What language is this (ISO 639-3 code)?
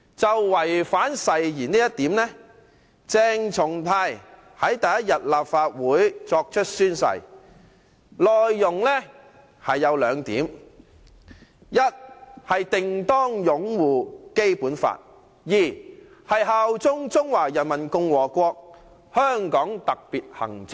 yue